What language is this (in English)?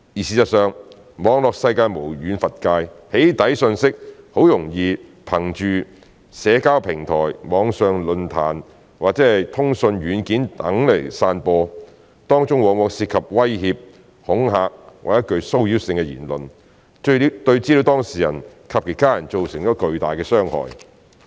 Cantonese